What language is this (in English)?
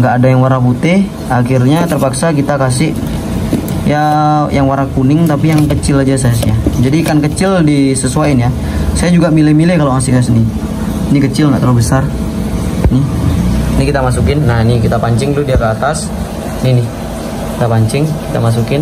Indonesian